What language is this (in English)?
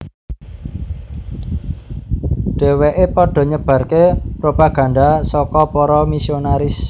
Javanese